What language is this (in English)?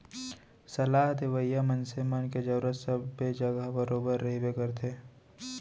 Chhattisgarhi